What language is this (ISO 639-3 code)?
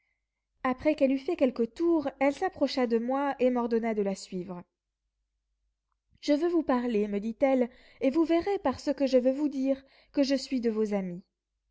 fra